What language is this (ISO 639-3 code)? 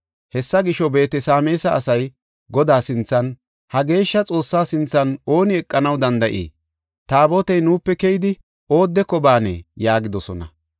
gof